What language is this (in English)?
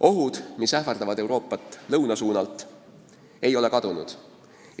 Estonian